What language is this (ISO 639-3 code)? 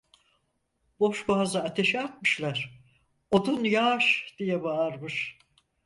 tur